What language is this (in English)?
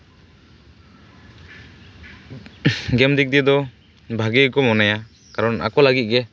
Santali